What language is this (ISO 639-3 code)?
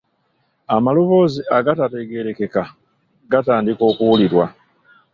lug